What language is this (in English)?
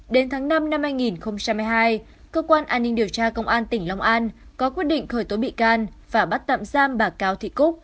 Vietnamese